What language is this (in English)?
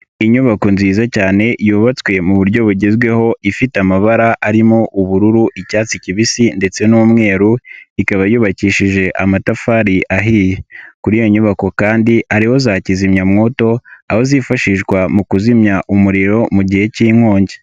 Kinyarwanda